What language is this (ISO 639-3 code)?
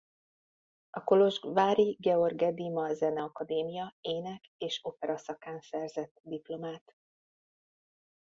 hun